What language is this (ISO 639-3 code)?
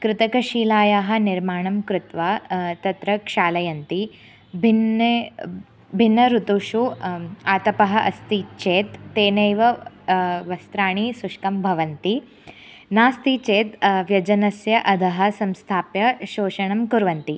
san